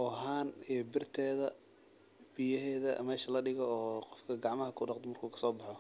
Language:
Somali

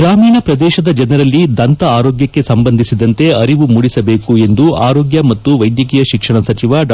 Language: Kannada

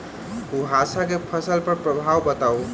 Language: Maithili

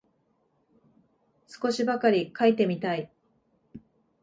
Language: Japanese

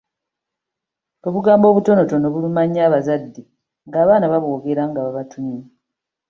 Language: Ganda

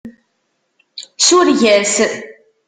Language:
Kabyle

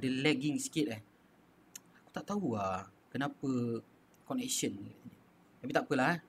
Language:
Malay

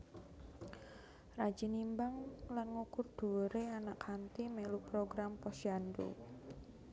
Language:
Javanese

